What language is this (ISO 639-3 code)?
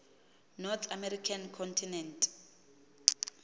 xho